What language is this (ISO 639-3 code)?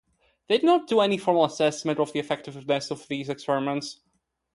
eng